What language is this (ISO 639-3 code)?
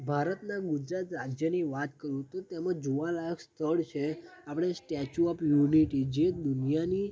guj